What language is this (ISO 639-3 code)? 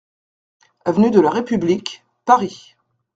fra